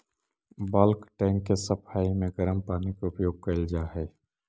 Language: Magahi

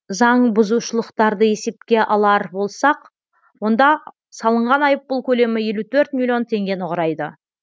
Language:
Kazakh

